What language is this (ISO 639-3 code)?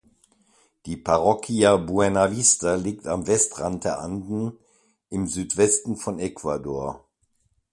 deu